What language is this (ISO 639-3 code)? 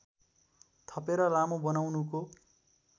nep